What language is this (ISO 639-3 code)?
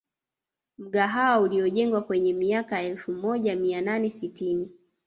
swa